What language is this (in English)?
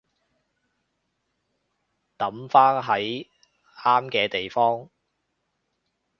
Cantonese